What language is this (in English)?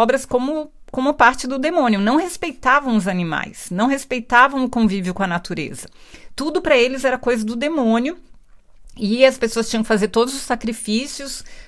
Portuguese